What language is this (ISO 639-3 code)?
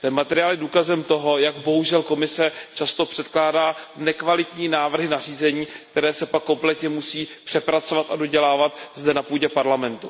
ces